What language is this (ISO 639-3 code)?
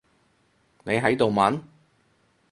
yue